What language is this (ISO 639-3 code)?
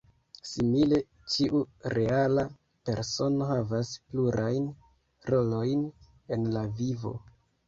epo